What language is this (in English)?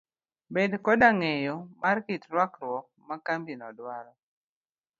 Luo (Kenya and Tanzania)